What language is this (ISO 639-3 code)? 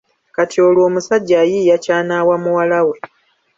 lug